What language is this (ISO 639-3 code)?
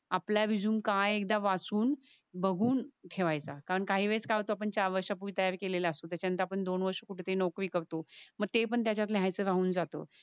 mar